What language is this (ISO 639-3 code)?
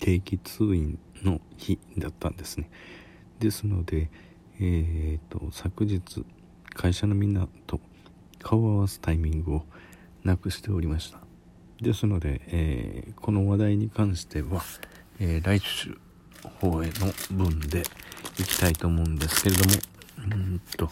jpn